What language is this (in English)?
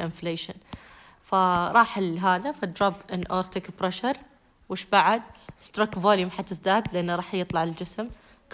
Arabic